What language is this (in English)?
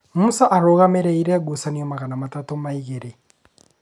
Kikuyu